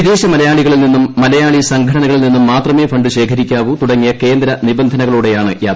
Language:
Malayalam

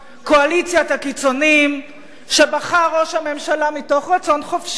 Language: Hebrew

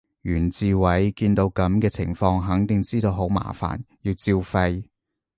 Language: Cantonese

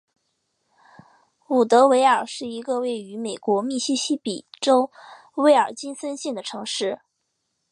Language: Chinese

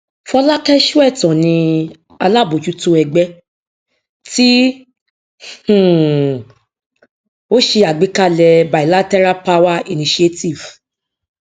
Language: Yoruba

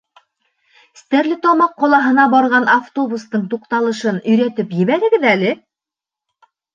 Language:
Bashkir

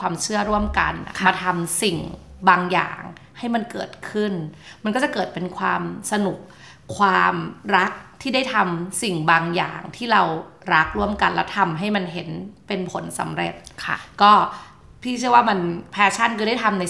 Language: Thai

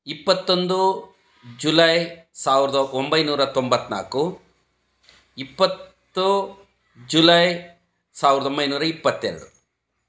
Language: Kannada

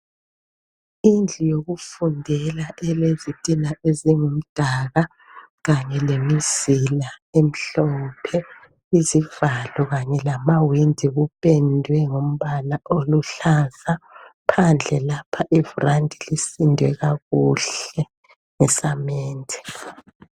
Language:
North Ndebele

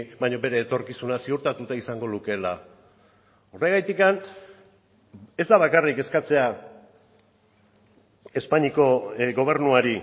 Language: Basque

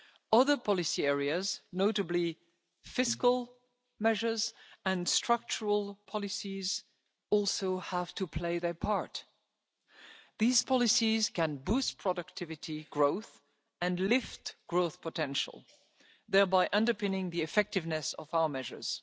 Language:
English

